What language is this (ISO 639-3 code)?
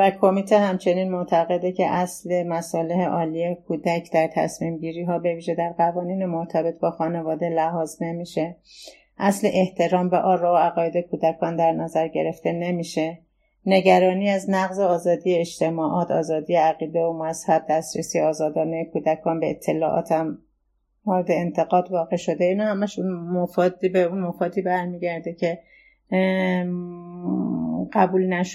fas